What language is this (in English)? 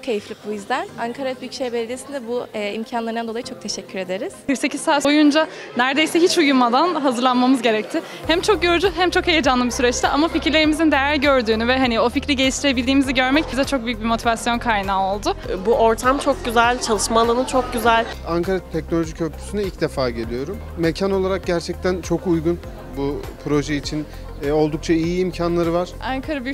Turkish